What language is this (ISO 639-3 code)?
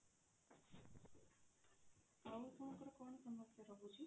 ori